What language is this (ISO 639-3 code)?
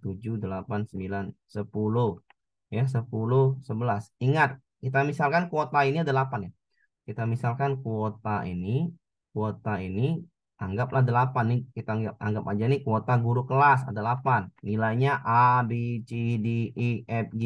ind